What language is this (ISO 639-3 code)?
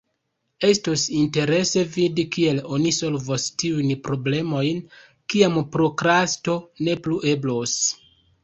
epo